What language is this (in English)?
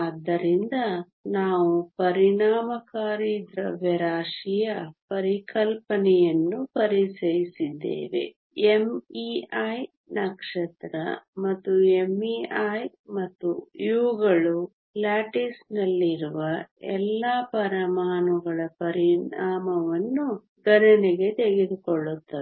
Kannada